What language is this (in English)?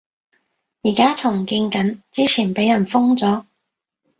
Cantonese